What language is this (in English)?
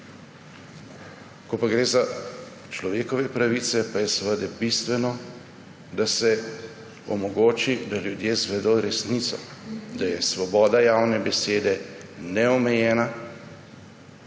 Slovenian